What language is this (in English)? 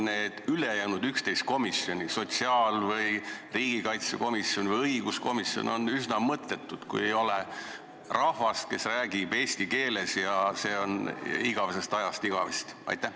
Estonian